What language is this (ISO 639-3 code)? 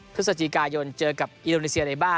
tha